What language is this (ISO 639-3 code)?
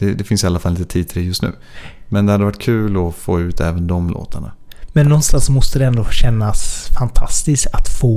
swe